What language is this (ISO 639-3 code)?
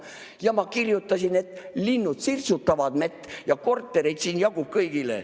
est